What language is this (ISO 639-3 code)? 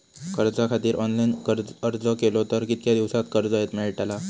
mar